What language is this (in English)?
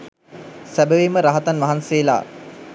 Sinhala